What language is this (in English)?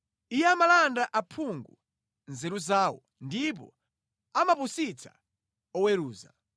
Nyanja